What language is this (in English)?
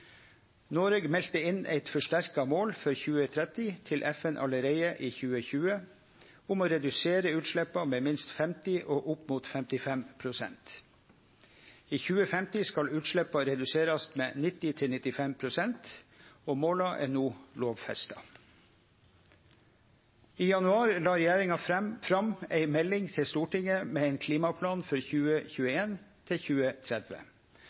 Norwegian Nynorsk